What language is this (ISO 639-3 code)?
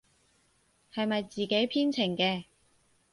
yue